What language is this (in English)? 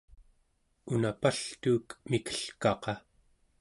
Central Yupik